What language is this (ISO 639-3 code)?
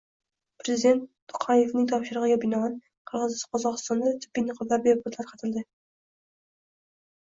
uzb